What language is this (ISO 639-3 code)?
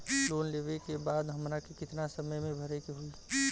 bho